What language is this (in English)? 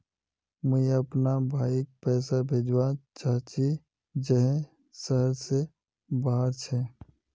Magahi